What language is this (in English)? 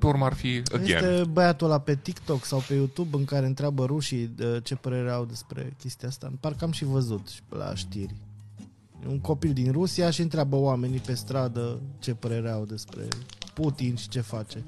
Romanian